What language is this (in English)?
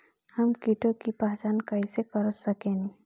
Bhojpuri